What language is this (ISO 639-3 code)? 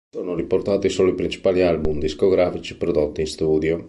ita